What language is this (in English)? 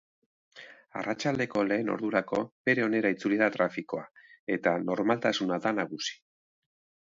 Basque